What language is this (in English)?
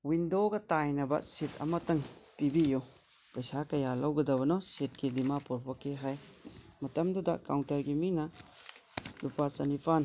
Manipuri